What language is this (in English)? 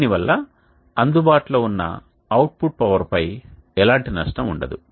Telugu